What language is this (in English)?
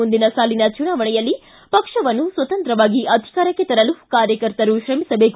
Kannada